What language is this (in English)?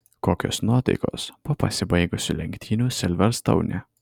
Lithuanian